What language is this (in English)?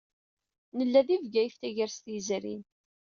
Kabyle